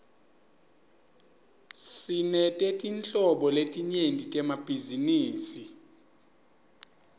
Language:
Swati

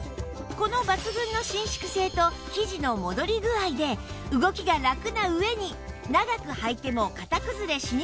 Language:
Japanese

